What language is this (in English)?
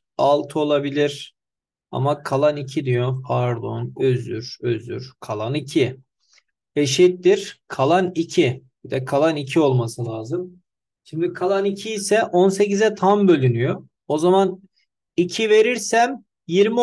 Turkish